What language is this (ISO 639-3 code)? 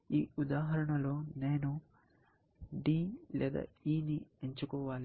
tel